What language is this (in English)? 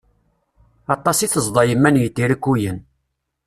Kabyle